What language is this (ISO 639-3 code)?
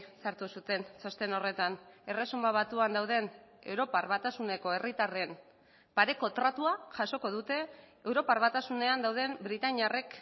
eus